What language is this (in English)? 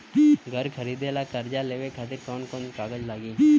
Bhojpuri